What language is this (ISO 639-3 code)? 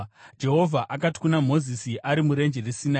sna